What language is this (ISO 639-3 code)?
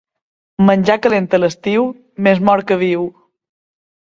cat